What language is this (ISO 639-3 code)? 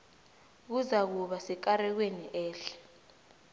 nbl